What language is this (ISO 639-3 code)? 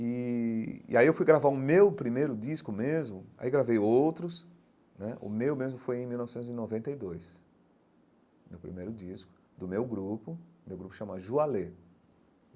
por